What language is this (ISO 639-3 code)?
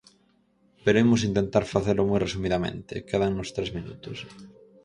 glg